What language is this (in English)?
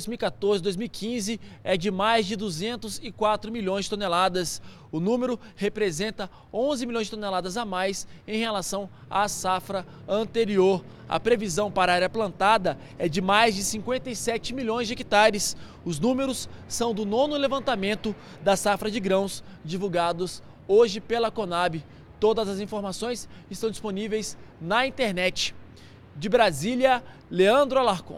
Portuguese